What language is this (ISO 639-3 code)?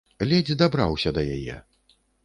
bel